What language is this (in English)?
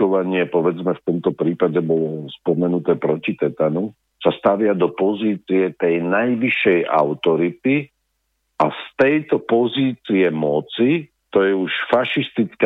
Slovak